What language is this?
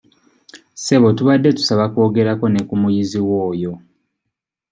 Ganda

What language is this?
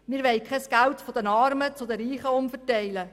Swiss German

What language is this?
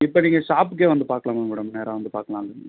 Tamil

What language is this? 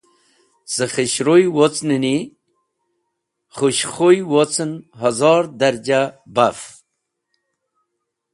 Wakhi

